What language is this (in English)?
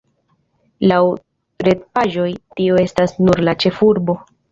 Esperanto